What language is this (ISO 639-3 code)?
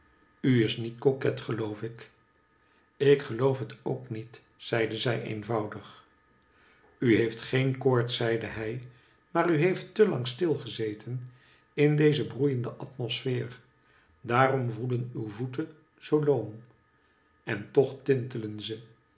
nld